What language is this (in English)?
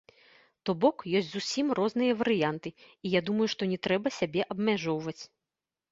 Belarusian